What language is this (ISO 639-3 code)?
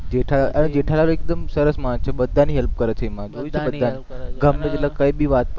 guj